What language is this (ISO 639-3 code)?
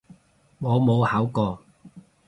yue